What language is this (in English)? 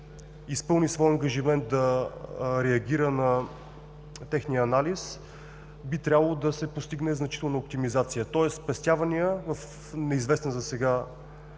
Bulgarian